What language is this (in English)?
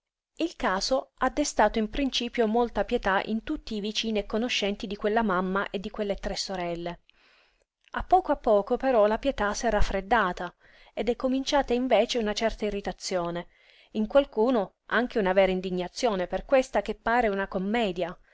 Italian